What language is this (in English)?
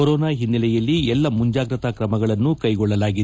Kannada